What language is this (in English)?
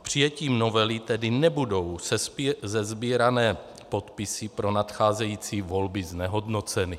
Czech